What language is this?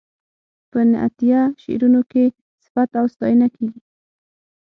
Pashto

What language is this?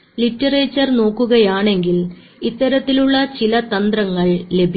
Malayalam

